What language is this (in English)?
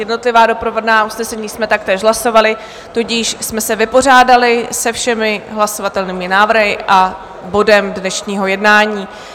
Czech